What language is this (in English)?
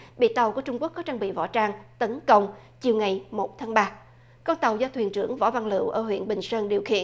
Vietnamese